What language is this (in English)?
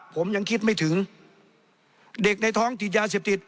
Thai